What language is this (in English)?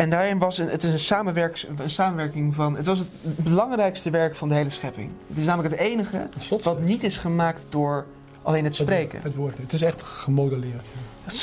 Dutch